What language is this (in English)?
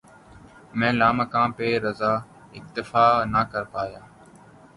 Urdu